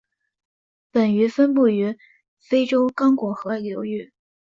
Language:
Chinese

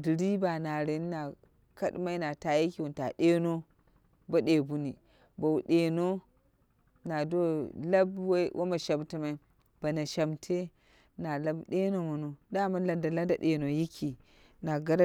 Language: Dera (Nigeria)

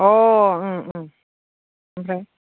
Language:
Bodo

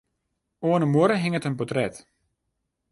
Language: Western Frisian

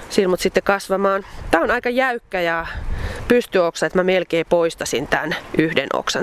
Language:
Finnish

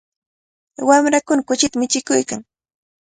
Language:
Cajatambo North Lima Quechua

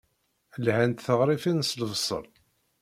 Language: Kabyle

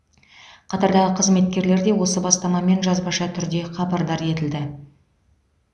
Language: Kazakh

